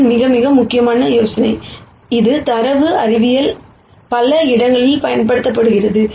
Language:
Tamil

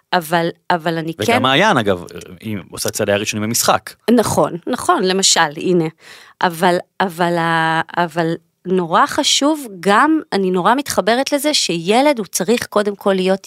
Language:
Hebrew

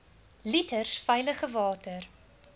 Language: Afrikaans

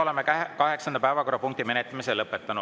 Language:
Estonian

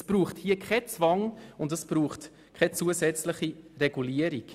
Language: Swiss German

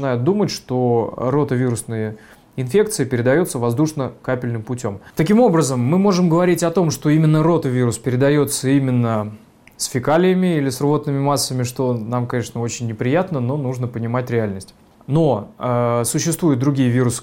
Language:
Russian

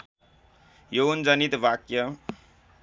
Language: Nepali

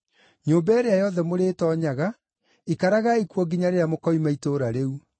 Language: Kikuyu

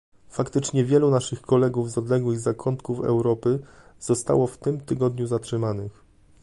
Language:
Polish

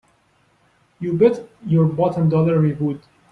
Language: English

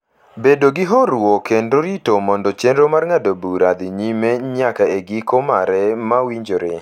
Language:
Luo (Kenya and Tanzania)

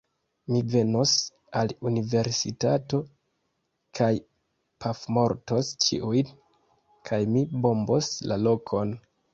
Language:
Esperanto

